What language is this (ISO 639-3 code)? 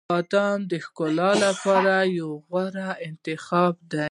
pus